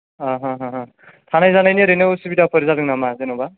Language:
Bodo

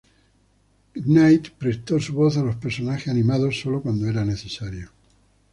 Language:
Spanish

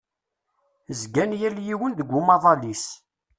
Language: Kabyle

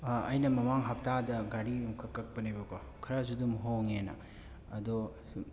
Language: Manipuri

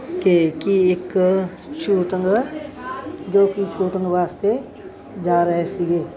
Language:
Punjabi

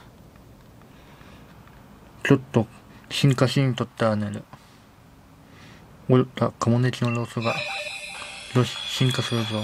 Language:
Japanese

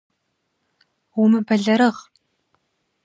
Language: Kabardian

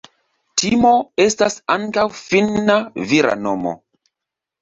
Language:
Esperanto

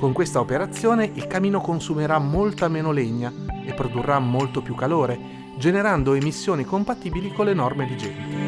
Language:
Italian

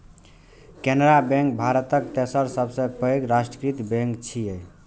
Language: Maithili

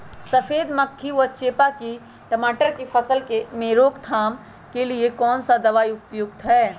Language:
Magahi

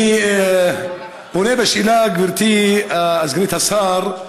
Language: Hebrew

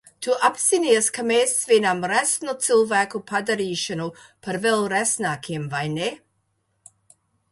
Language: Latvian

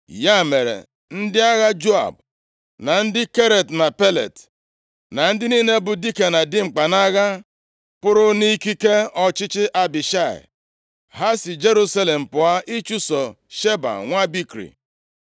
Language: Igbo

